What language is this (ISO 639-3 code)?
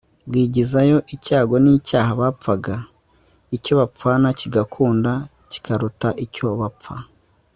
kin